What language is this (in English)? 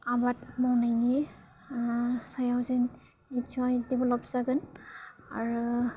Bodo